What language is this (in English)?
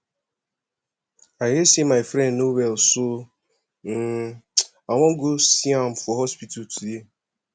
Nigerian Pidgin